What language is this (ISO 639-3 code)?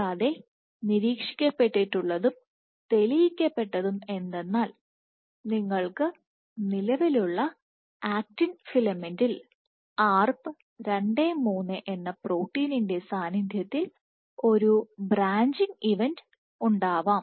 mal